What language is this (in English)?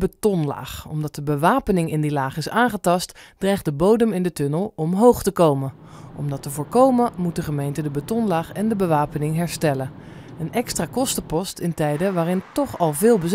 Dutch